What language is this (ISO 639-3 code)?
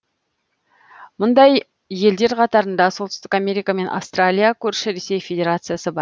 kaz